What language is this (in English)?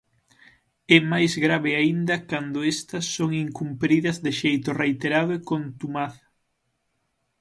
Galician